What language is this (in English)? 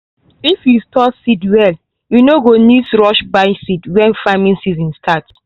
Nigerian Pidgin